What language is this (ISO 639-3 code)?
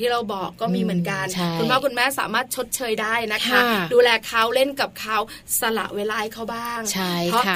tha